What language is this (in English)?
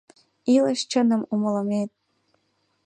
Mari